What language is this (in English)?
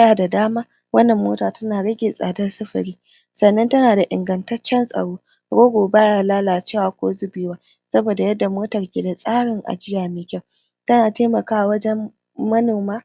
Hausa